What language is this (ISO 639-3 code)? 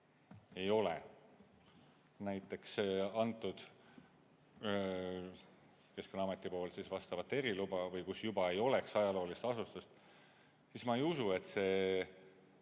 est